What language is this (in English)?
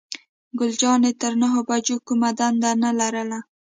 Pashto